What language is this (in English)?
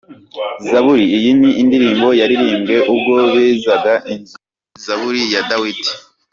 Kinyarwanda